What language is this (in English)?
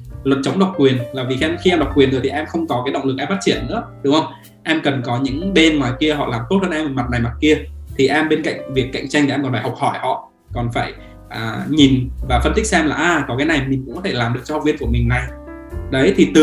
Vietnamese